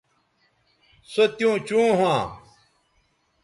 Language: Bateri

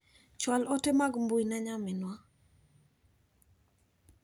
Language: Luo (Kenya and Tanzania)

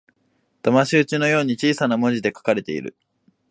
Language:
Japanese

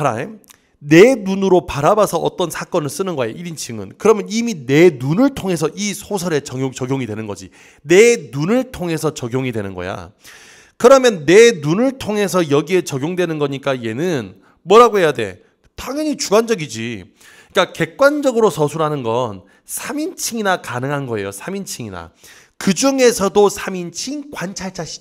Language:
Korean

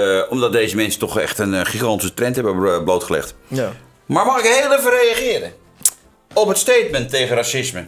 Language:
Dutch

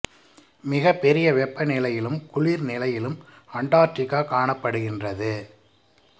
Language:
Tamil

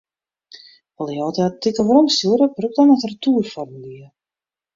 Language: Western Frisian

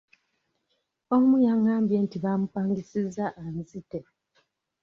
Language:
Ganda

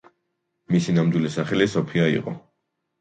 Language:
Georgian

